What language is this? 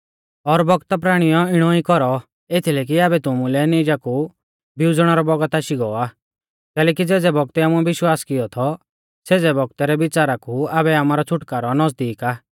Mahasu Pahari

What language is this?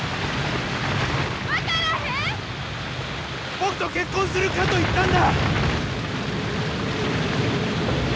Japanese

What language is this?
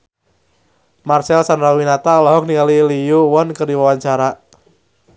Sundanese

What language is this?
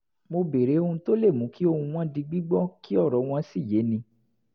Yoruba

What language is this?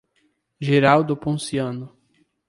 Portuguese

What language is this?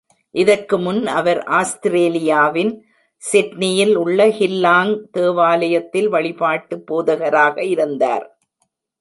Tamil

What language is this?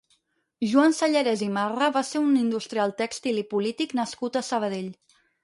Catalan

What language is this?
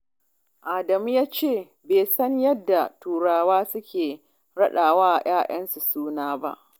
Hausa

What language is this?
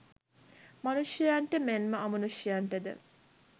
Sinhala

